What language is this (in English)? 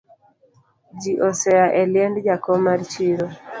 Luo (Kenya and Tanzania)